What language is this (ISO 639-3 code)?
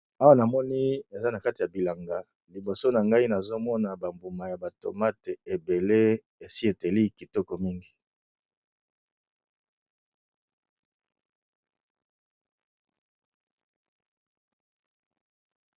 lin